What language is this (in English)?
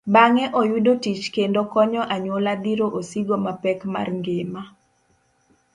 Luo (Kenya and Tanzania)